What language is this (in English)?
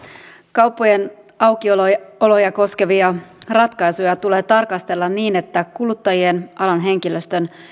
Finnish